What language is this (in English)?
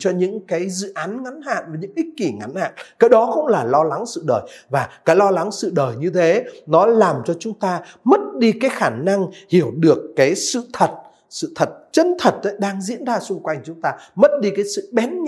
Vietnamese